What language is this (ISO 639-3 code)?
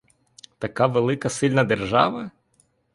ukr